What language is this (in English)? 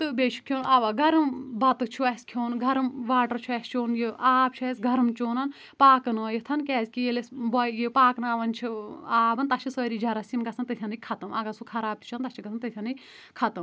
Kashmiri